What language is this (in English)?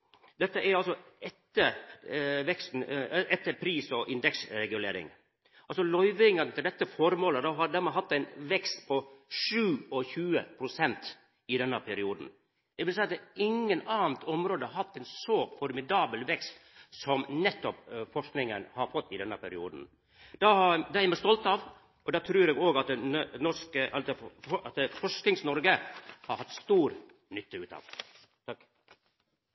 Norwegian